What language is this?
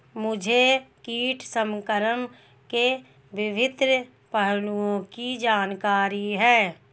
Hindi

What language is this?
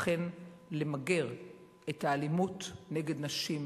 Hebrew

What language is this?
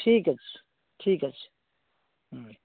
Odia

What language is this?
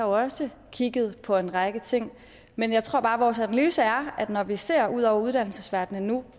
Danish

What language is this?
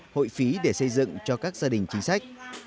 Vietnamese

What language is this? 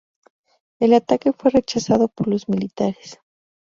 Spanish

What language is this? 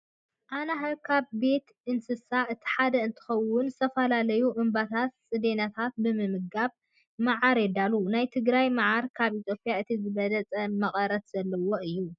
Tigrinya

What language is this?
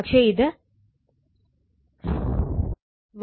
Malayalam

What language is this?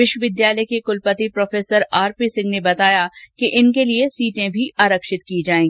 Hindi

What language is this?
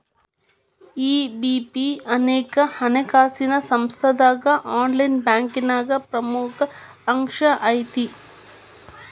Kannada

